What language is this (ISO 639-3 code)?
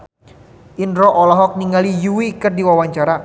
sun